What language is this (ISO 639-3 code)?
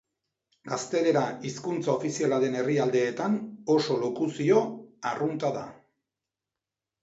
eus